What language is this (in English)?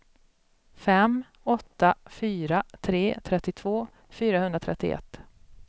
Swedish